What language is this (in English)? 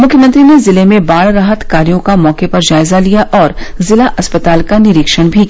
Hindi